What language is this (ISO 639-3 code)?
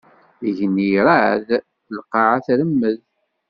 kab